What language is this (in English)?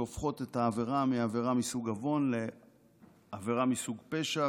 Hebrew